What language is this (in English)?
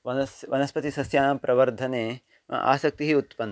Sanskrit